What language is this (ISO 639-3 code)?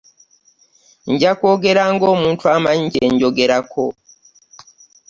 lug